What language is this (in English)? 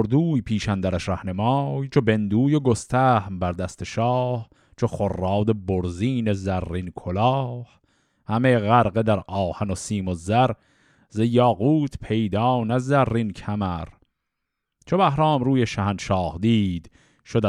Persian